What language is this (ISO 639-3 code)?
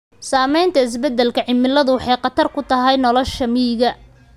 som